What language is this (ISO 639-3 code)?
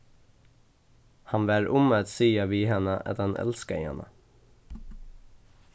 fao